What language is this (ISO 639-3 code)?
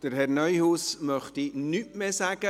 gsw